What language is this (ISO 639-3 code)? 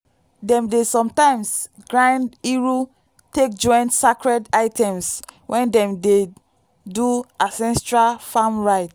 pcm